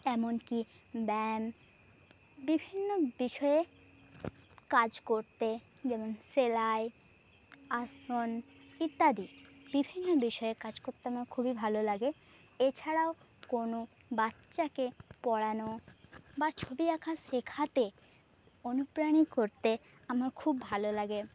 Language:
Bangla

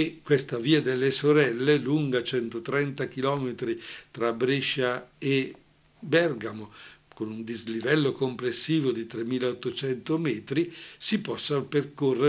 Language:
Italian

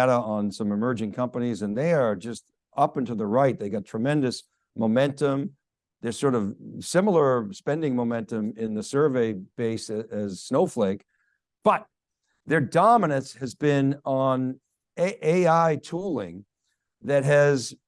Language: English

